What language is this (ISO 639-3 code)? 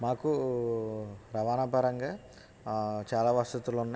tel